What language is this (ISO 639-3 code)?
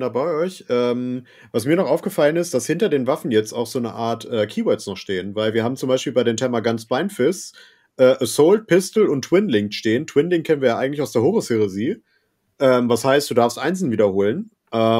deu